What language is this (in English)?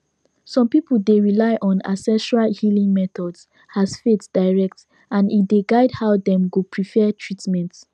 Nigerian Pidgin